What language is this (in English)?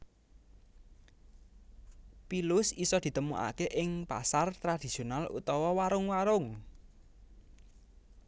Javanese